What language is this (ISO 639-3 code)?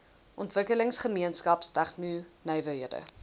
afr